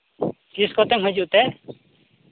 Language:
Santali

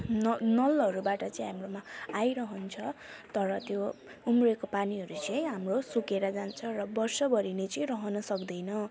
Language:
Nepali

